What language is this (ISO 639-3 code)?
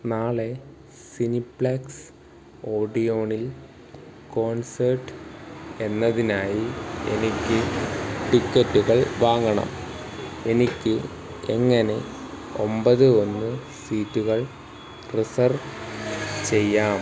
mal